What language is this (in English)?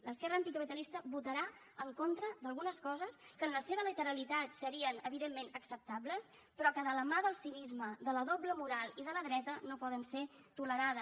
Catalan